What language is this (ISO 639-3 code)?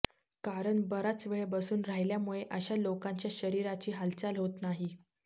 mar